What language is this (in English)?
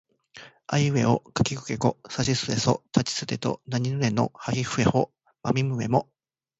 Japanese